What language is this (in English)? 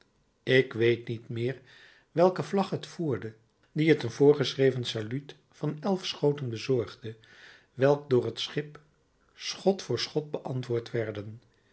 Dutch